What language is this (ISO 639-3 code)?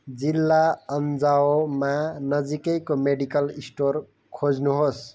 nep